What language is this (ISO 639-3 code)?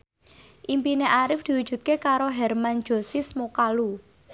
jav